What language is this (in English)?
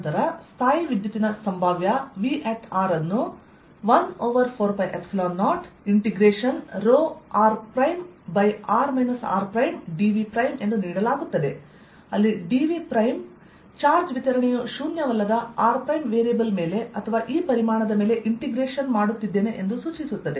Kannada